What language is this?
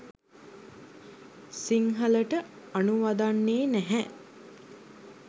Sinhala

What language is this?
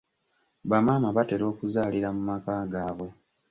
Ganda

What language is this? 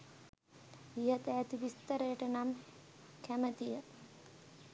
Sinhala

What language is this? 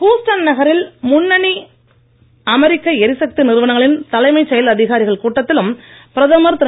Tamil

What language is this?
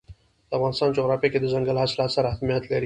Pashto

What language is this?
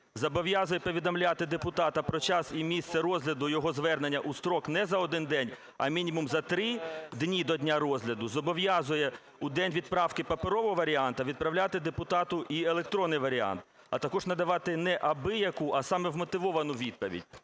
Ukrainian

